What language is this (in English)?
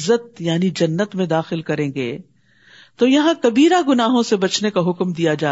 Urdu